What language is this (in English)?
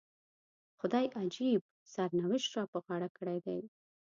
Pashto